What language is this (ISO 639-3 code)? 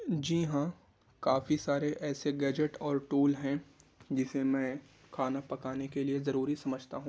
urd